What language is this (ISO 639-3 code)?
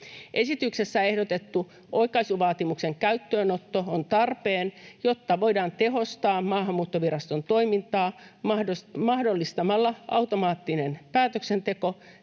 fin